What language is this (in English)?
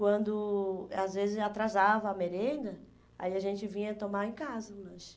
Portuguese